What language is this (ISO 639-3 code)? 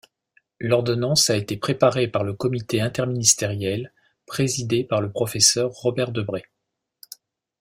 fra